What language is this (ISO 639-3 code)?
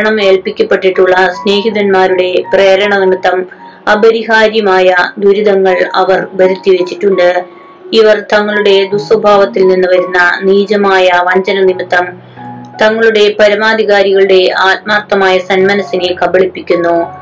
mal